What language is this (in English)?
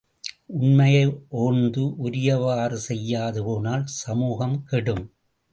Tamil